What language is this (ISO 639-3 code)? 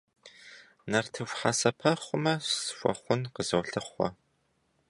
kbd